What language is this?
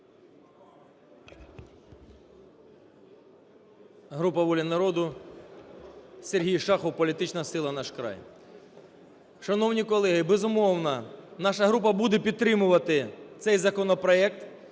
Ukrainian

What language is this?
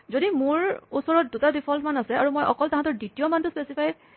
Assamese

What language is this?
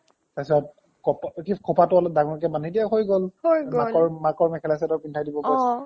Assamese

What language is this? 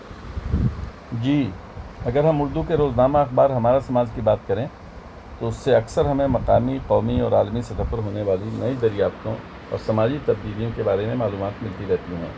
Urdu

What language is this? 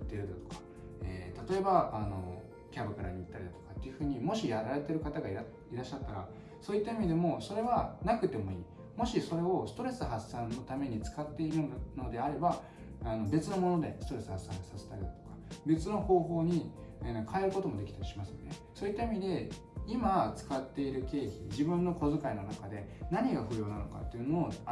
Japanese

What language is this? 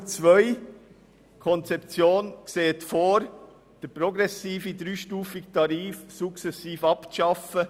Swiss German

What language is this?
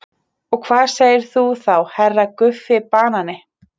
Icelandic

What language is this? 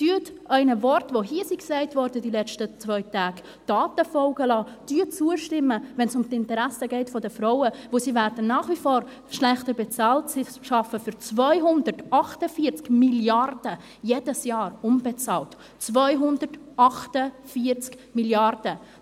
Swiss German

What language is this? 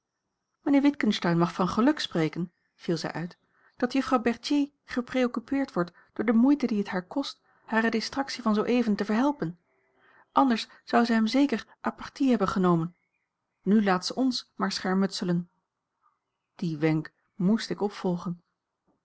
Dutch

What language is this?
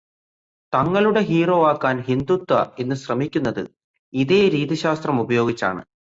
Malayalam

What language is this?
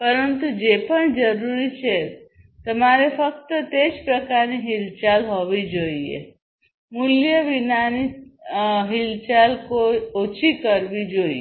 Gujarati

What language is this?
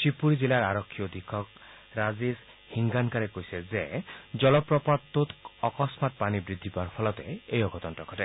Assamese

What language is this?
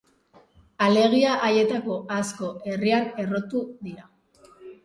Basque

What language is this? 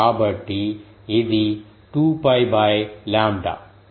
Telugu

